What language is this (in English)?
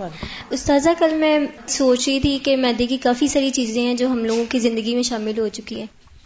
Urdu